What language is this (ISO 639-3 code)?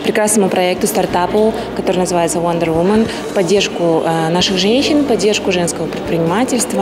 rus